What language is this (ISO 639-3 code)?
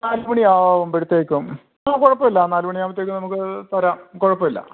mal